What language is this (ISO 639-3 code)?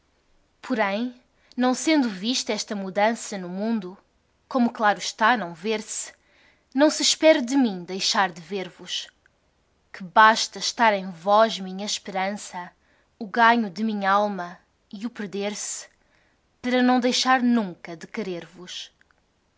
por